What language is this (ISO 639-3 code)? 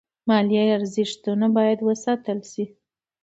pus